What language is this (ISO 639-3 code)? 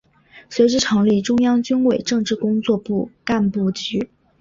zho